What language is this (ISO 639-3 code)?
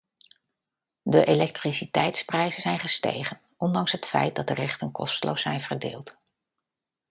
nld